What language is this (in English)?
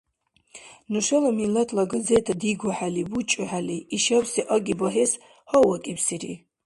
Dargwa